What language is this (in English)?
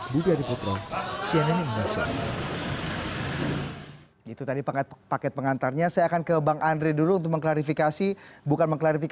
Indonesian